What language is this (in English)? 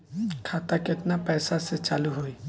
Bhojpuri